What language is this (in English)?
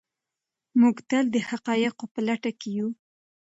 Pashto